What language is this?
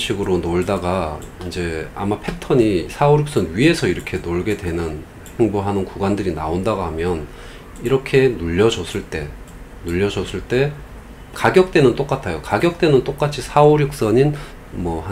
Korean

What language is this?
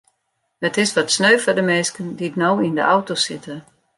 Western Frisian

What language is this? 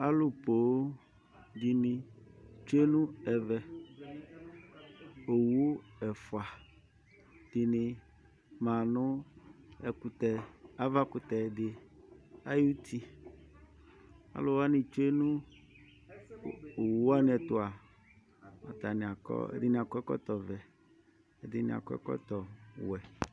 Ikposo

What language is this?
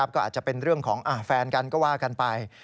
Thai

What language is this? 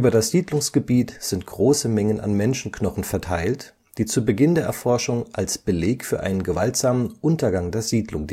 German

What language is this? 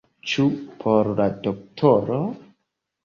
Esperanto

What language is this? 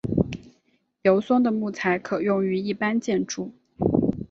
Chinese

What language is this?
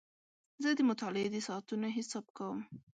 Pashto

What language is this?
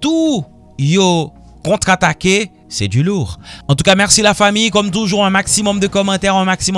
French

